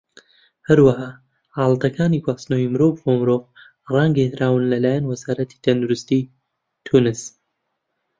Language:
Central Kurdish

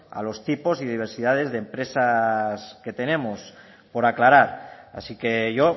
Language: Spanish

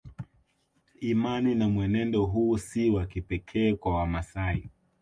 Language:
Swahili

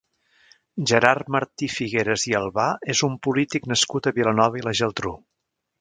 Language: Catalan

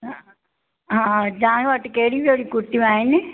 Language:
Sindhi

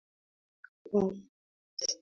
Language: Swahili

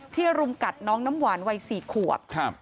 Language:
Thai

